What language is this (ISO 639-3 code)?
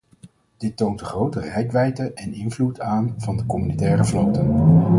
nld